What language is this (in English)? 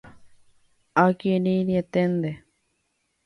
Guarani